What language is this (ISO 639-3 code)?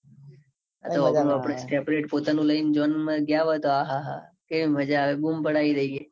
guj